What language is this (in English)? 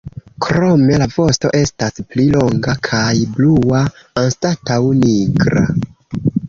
Esperanto